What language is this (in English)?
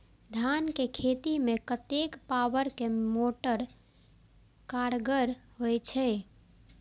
Maithili